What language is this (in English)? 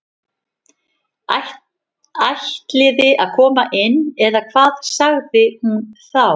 Icelandic